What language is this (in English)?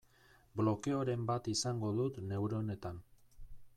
Basque